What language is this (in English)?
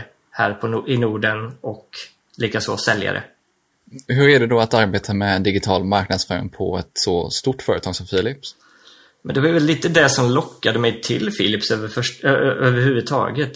Swedish